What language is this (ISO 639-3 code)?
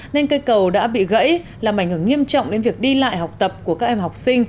vie